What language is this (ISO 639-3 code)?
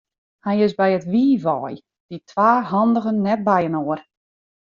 fry